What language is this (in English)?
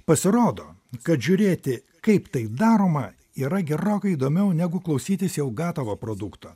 Lithuanian